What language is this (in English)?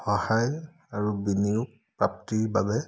Assamese